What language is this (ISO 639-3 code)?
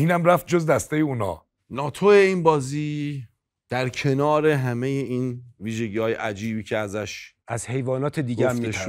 fas